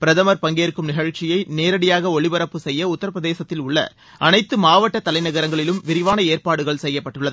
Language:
Tamil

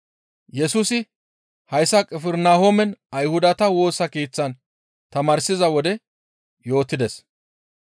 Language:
Gamo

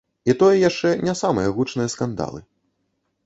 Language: Belarusian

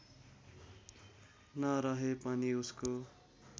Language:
Nepali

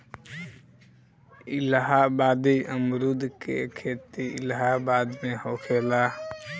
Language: Bhojpuri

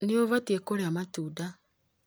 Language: Kikuyu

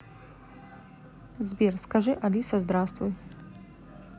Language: Russian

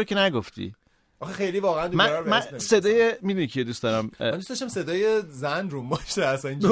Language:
Persian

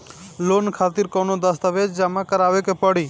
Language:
Bhojpuri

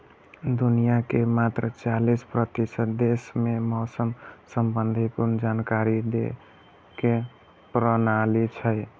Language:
Maithili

